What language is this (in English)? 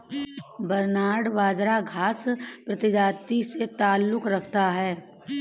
Hindi